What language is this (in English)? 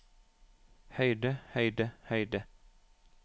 Norwegian